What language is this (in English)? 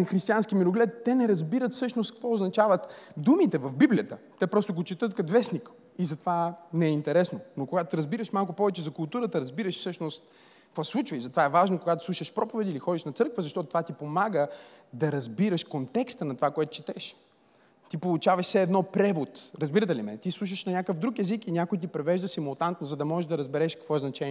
Bulgarian